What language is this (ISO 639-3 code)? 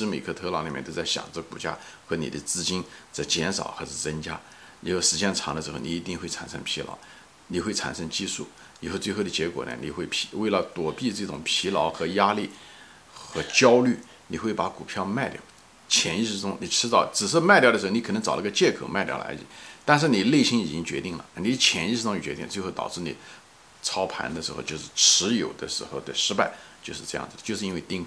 zho